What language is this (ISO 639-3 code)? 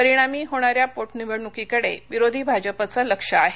mar